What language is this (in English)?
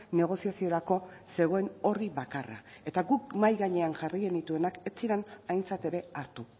Basque